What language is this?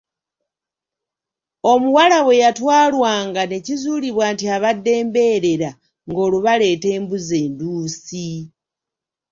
Ganda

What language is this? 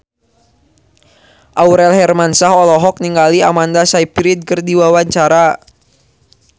Sundanese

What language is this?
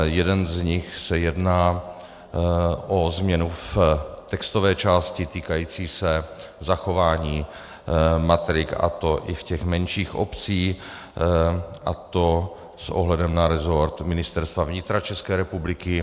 Czech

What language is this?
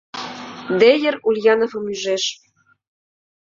Mari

